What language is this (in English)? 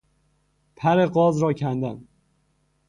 Persian